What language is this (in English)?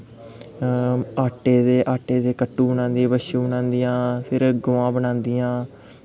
Dogri